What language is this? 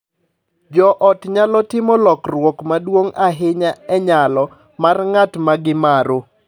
Luo (Kenya and Tanzania)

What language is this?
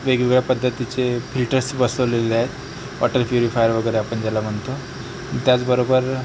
Marathi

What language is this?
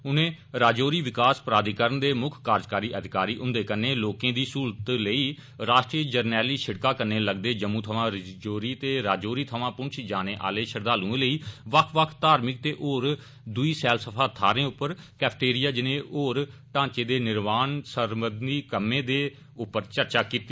Dogri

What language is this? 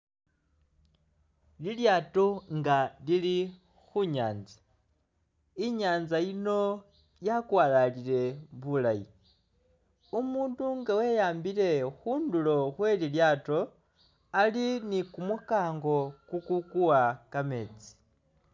Masaaba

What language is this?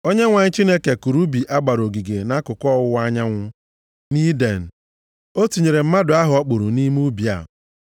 Igbo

